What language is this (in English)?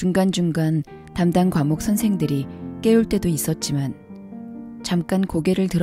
Korean